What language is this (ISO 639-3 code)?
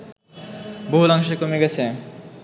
ben